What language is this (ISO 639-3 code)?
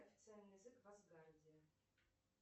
rus